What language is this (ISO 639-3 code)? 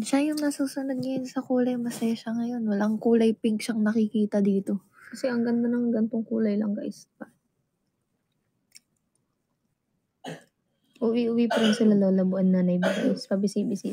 fil